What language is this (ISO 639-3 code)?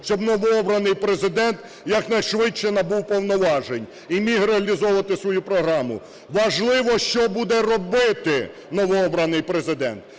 ukr